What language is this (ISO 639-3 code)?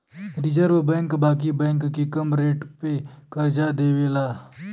bho